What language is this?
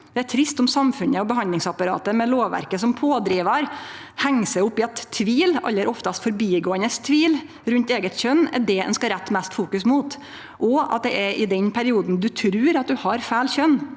Norwegian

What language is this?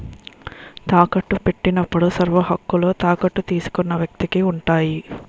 Telugu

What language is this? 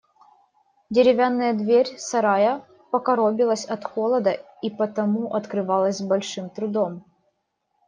Russian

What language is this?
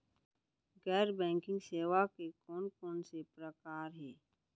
Chhattisgarhi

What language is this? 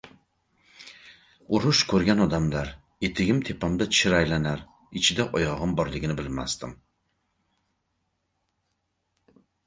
Uzbek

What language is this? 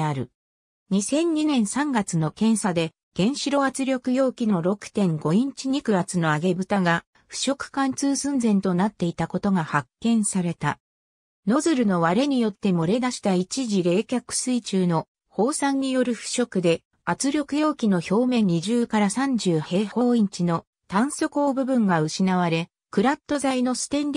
Japanese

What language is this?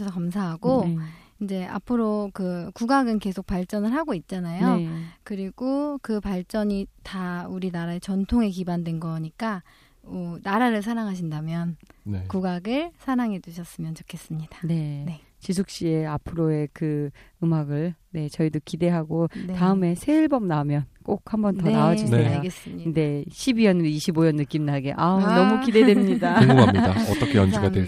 Korean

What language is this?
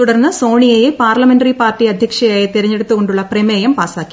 Malayalam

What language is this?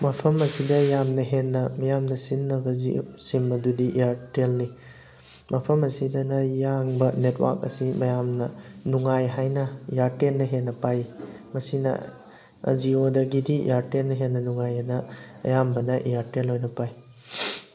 Manipuri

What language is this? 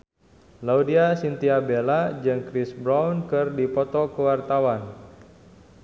Sundanese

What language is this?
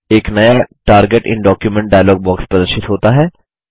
Hindi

